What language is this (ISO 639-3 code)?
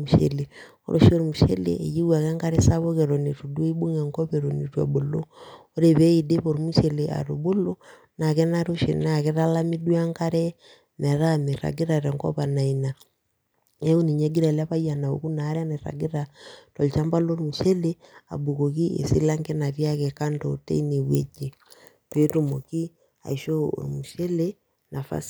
mas